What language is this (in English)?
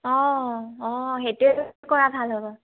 Assamese